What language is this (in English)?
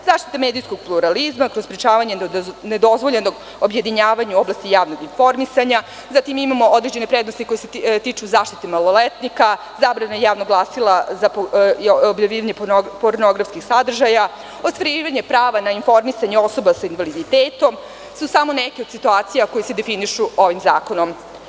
Serbian